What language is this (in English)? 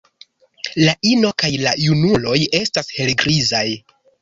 Esperanto